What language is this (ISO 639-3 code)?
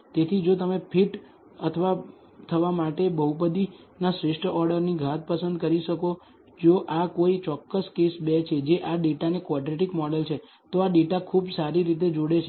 guj